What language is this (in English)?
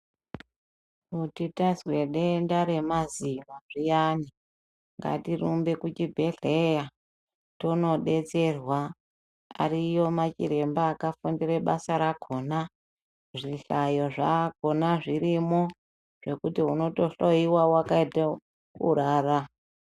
Ndau